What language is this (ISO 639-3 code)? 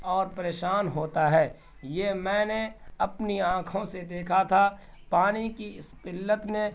urd